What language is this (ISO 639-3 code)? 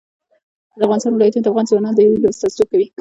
pus